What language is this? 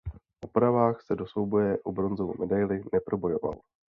Czech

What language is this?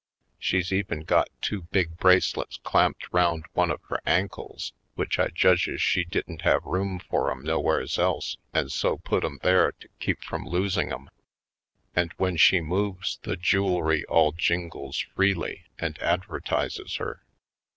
English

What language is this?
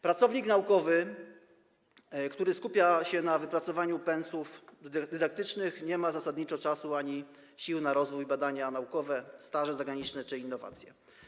Polish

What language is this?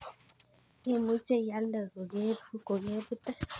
Kalenjin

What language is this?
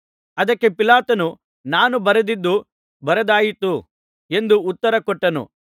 Kannada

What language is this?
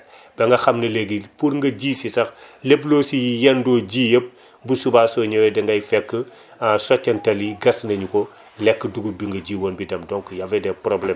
Wolof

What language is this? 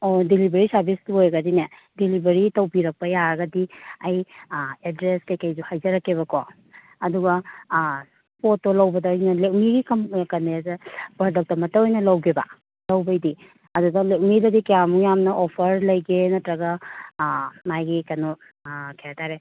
Manipuri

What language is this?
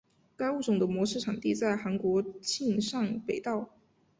Chinese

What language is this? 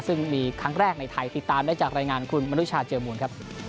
Thai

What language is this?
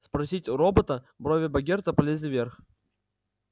Russian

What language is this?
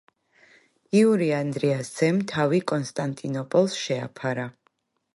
Georgian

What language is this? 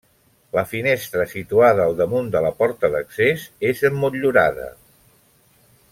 Catalan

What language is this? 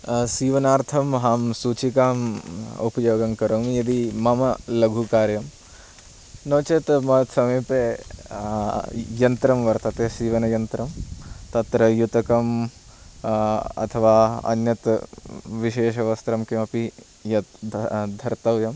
Sanskrit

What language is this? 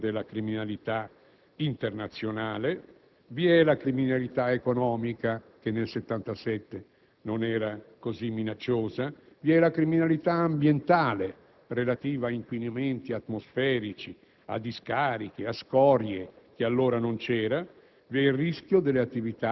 Italian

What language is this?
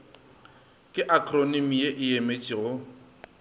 Northern Sotho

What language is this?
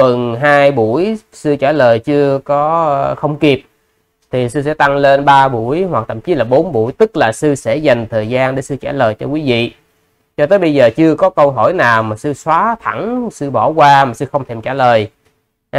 Vietnamese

